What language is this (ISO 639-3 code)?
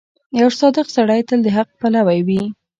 pus